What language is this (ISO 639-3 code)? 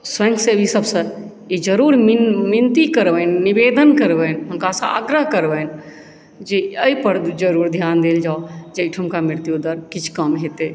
mai